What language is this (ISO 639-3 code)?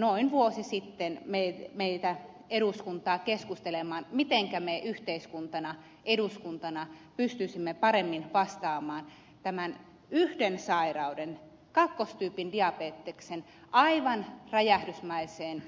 fin